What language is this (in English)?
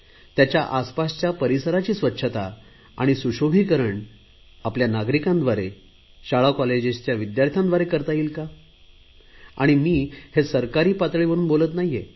Marathi